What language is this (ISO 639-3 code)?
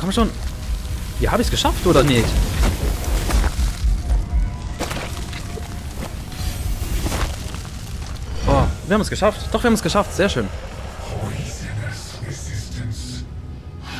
deu